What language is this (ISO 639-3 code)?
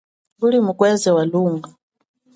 cjk